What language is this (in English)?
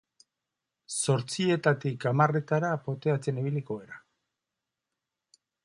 Basque